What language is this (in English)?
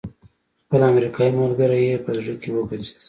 Pashto